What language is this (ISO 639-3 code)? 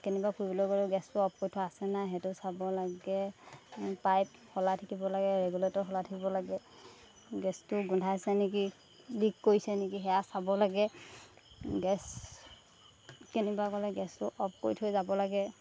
asm